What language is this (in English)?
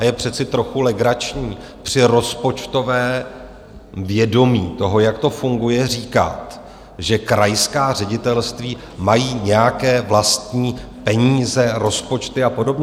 Czech